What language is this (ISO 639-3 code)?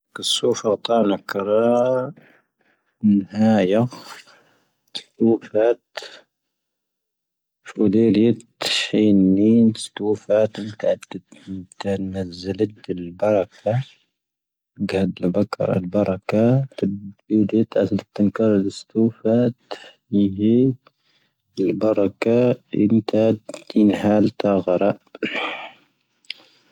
thv